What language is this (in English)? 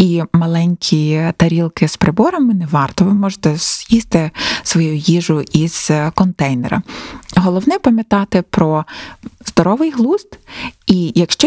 Ukrainian